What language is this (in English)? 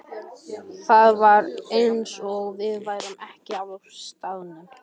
Icelandic